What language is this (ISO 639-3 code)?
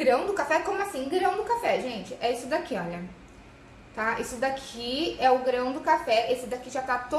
por